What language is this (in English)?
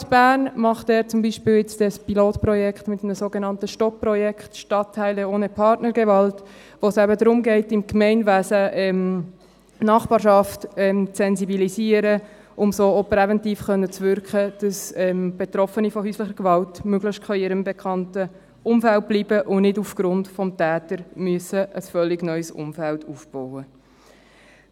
Swiss German